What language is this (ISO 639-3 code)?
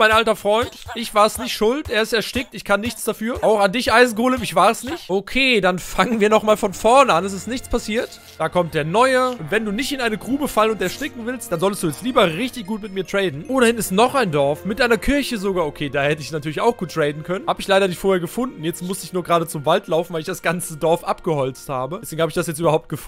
deu